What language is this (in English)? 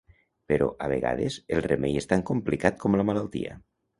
Catalan